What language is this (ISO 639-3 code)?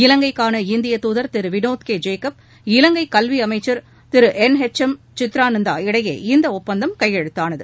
tam